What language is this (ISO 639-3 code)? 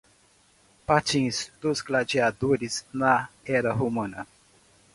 por